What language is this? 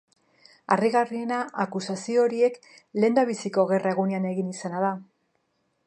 Basque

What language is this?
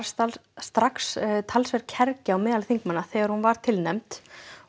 Icelandic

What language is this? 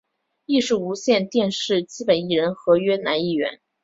Chinese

